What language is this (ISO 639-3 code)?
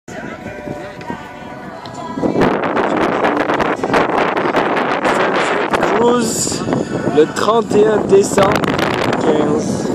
fra